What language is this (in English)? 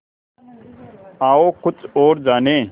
Hindi